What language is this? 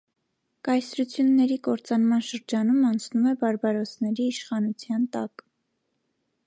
Armenian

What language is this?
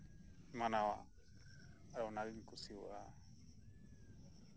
Santali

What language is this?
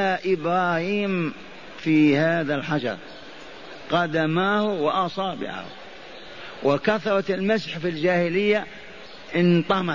Arabic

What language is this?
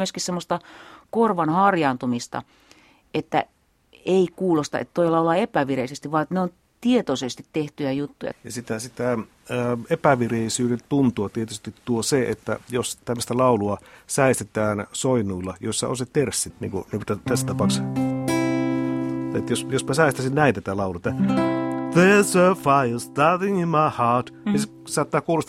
Finnish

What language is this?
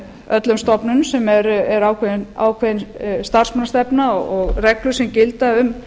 Icelandic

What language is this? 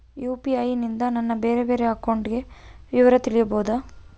Kannada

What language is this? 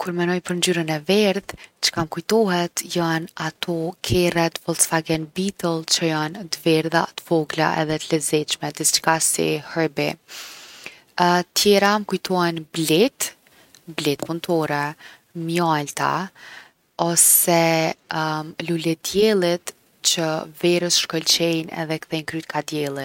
Gheg Albanian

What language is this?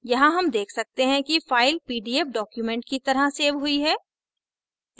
Hindi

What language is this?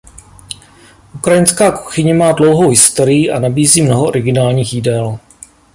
Czech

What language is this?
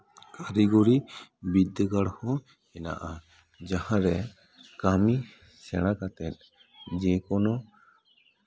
Santali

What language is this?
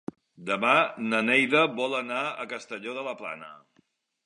Catalan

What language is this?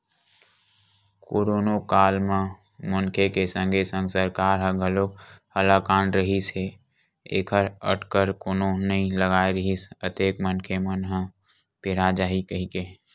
Chhattisgarhi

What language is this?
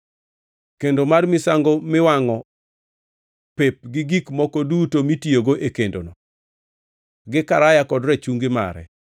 Luo (Kenya and Tanzania)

